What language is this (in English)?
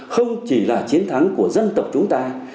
Vietnamese